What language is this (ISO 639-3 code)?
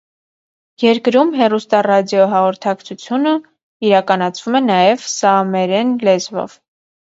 hye